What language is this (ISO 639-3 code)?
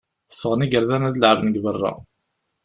kab